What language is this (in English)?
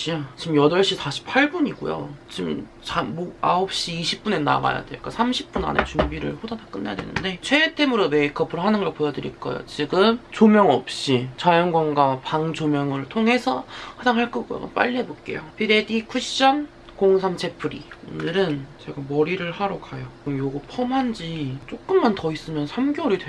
Korean